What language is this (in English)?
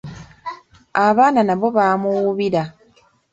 Ganda